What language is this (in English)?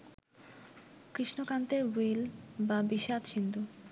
Bangla